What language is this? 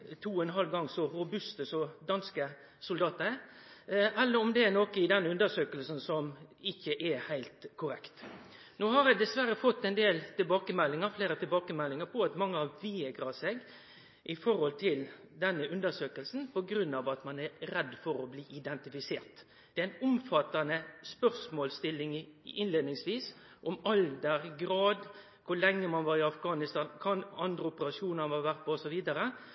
Norwegian Nynorsk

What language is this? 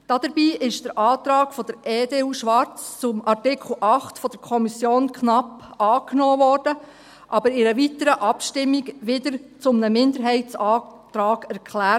Swiss German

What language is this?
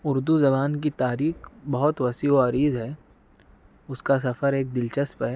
Urdu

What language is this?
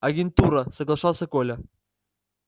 Russian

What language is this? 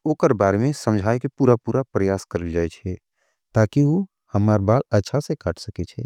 Angika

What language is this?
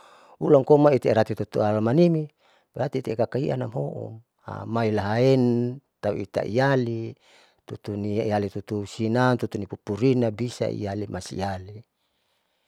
Saleman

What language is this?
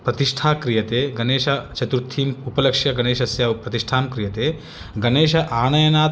Sanskrit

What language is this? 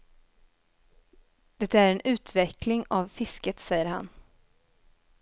Swedish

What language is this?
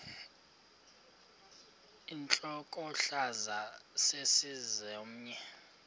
Xhosa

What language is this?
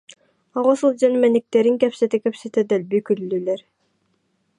Yakut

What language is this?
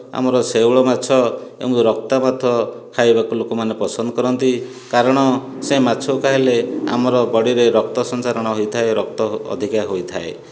Odia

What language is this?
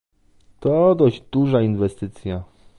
Polish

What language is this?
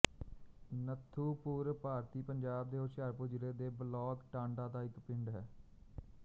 Punjabi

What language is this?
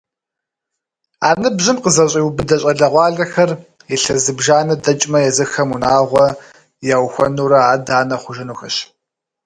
Kabardian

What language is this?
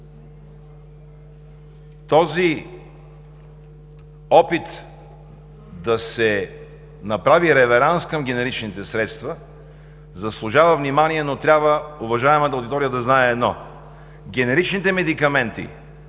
Bulgarian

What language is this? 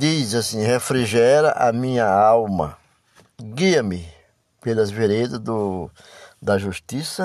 Portuguese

